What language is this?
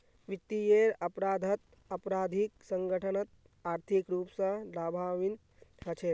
Magahi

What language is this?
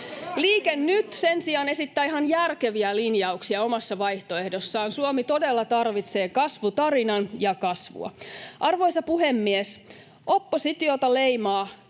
Finnish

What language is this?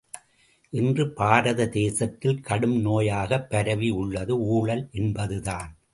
Tamil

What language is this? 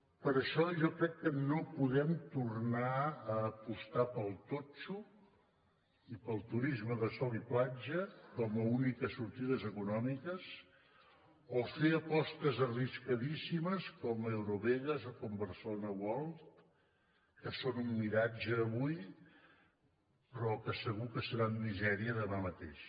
Catalan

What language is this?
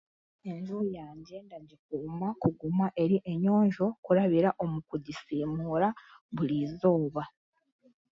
Chiga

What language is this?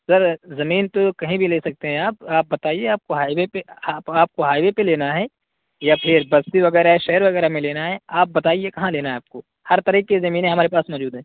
Urdu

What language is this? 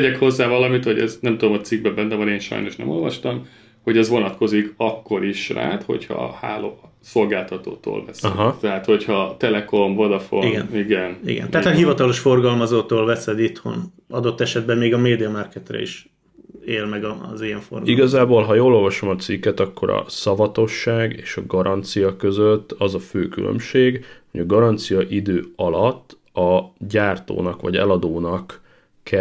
Hungarian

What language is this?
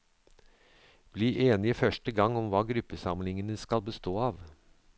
Norwegian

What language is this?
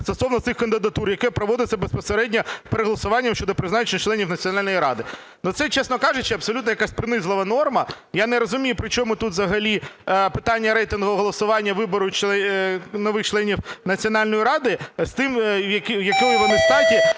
Ukrainian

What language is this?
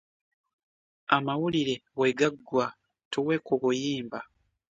Ganda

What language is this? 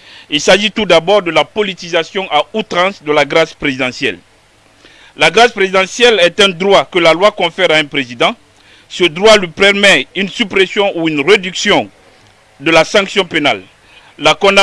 French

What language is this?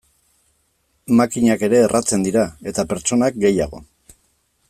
Basque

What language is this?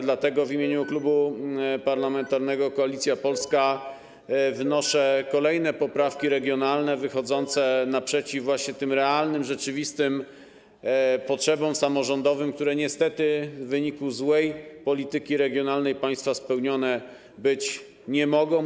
Polish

